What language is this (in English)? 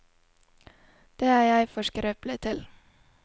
Norwegian